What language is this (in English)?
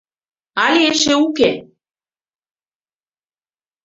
Mari